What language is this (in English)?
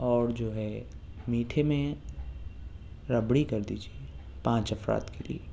Urdu